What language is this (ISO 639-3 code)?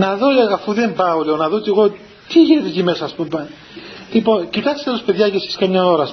ell